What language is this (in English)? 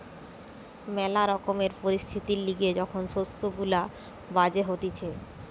Bangla